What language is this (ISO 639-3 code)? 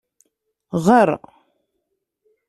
kab